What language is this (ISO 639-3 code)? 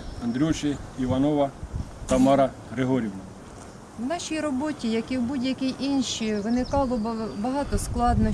ukr